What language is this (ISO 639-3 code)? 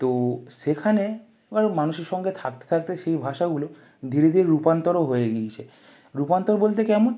ben